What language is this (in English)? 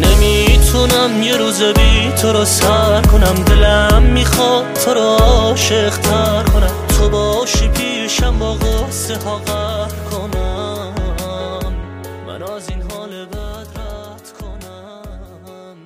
Persian